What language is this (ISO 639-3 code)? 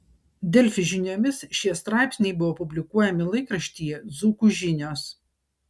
lit